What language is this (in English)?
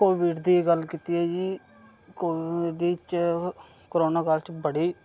Dogri